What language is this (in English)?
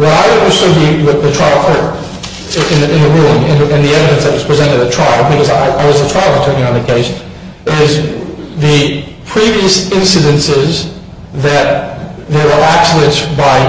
English